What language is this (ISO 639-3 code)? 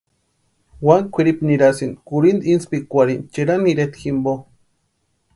pua